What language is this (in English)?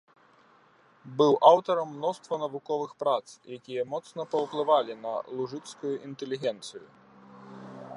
Belarusian